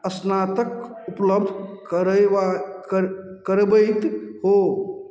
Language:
Maithili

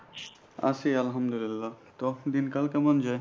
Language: Bangla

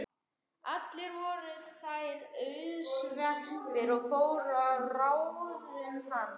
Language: Icelandic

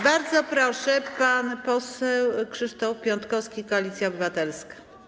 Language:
Polish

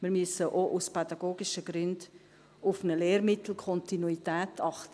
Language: Swiss German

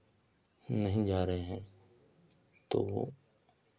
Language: Hindi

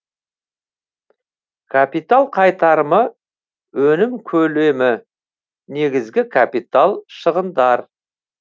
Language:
Kazakh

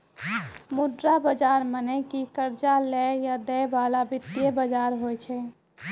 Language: Maithili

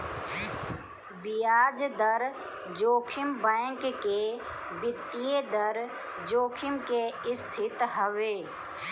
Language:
Bhojpuri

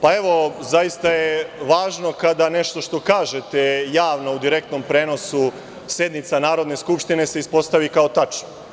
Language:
Serbian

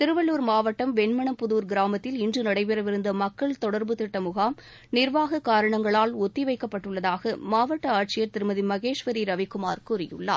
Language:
Tamil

